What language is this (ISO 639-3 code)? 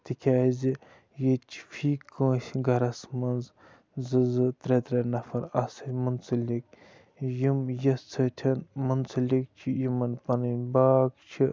kas